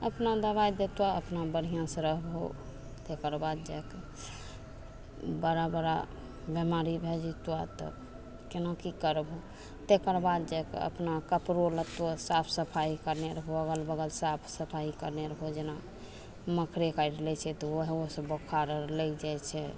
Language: Maithili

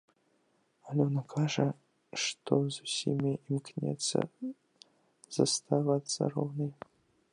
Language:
Belarusian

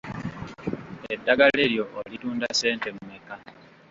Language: Ganda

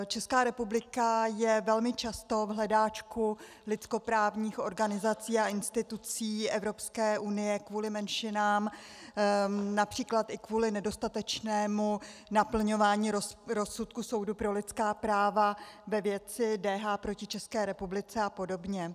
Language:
Czech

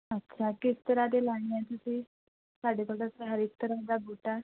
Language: Punjabi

